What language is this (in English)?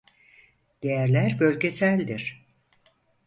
Turkish